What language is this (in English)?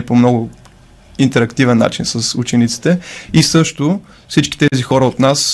Bulgarian